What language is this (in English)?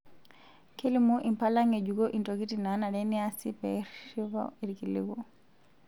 Masai